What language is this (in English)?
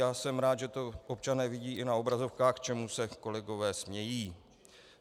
Czech